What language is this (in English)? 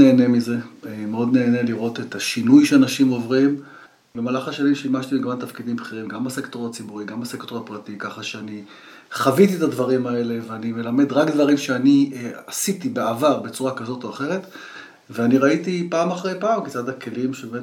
Hebrew